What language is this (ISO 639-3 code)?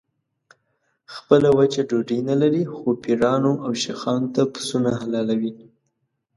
pus